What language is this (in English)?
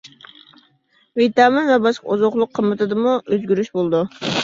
Uyghur